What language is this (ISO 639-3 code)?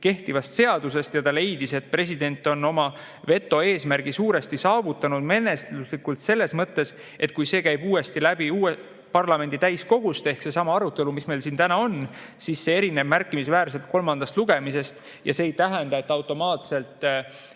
est